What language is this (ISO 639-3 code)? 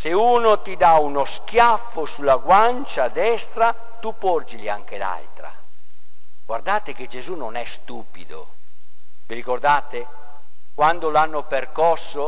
ita